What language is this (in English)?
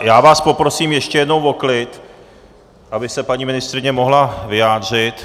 Czech